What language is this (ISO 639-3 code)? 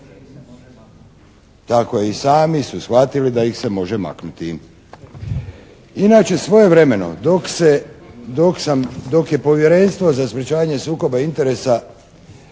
hrv